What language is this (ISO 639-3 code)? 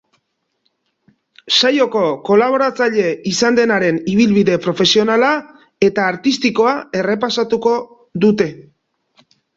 eus